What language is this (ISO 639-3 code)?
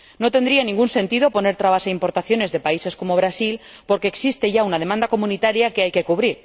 spa